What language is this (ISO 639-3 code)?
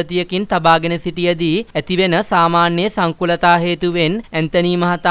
ron